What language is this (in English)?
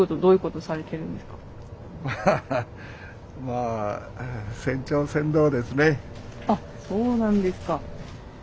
Japanese